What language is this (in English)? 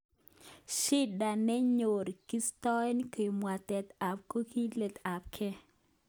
Kalenjin